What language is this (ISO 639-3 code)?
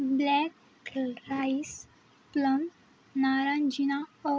mar